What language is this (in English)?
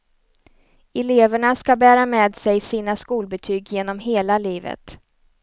Swedish